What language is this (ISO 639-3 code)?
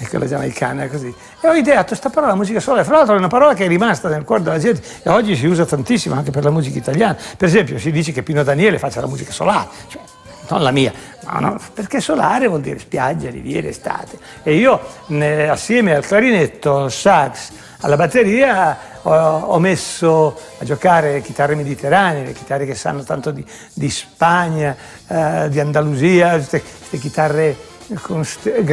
ita